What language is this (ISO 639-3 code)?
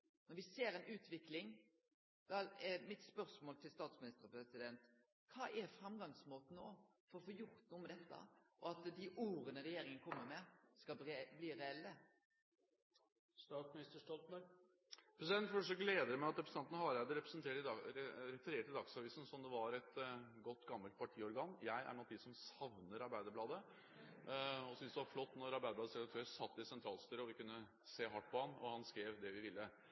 nor